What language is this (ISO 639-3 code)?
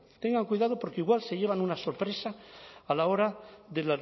spa